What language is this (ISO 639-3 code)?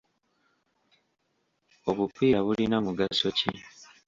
lug